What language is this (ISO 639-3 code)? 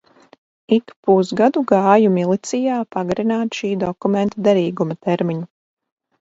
lav